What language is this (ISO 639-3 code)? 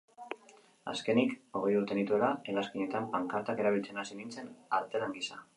eus